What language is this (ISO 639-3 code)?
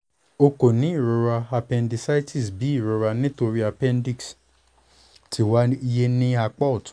yor